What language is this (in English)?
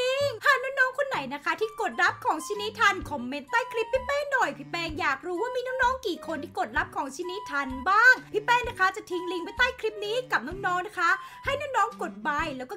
Thai